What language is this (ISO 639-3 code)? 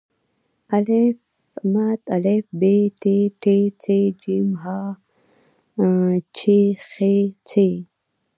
pus